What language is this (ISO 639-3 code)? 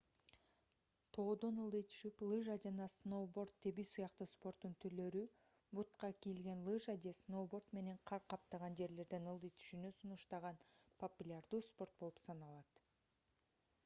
kir